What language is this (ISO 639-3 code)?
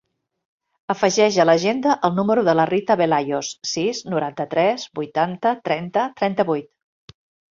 cat